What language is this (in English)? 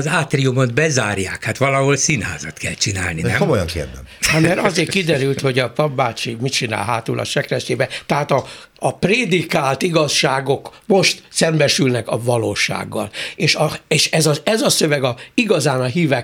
Hungarian